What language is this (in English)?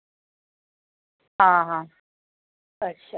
Dogri